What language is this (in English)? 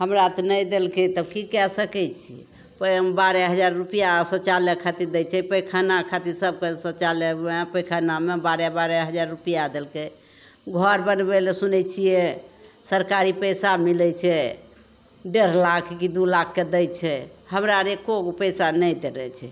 Maithili